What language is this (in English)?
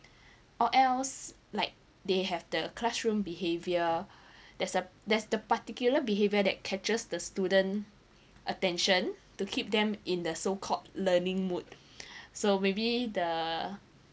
English